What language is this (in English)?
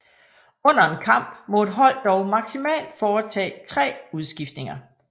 Danish